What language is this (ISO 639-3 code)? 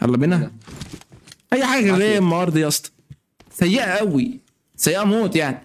ara